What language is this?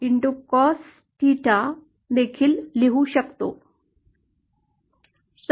Marathi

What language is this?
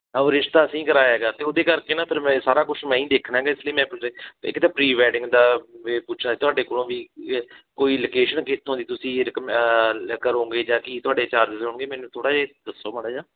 Punjabi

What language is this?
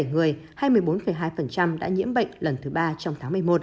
Vietnamese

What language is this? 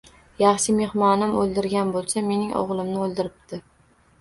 Uzbek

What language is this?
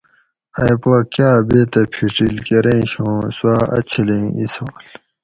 Gawri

